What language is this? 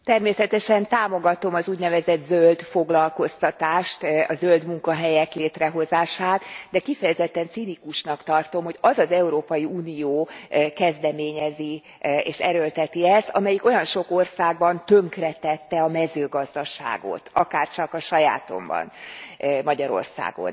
Hungarian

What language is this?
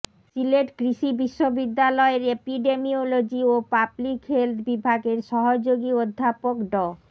Bangla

